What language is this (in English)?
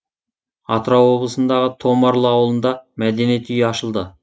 Kazakh